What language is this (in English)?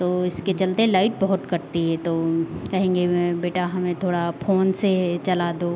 Hindi